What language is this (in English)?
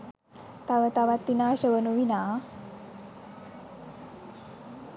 Sinhala